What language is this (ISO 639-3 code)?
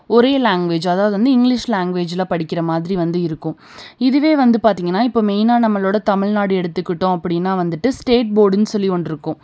tam